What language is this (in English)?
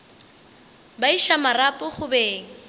Northern Sotho